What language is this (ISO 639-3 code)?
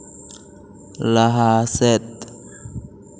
sat